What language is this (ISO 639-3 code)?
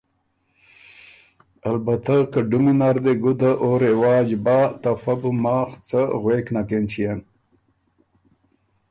oru